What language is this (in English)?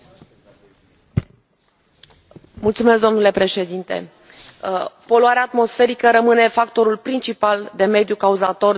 Romanian